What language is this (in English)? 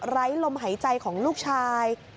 Thai